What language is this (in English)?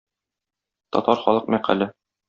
Tatar